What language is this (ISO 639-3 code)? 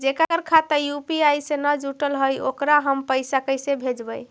mag